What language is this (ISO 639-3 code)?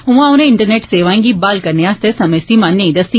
doi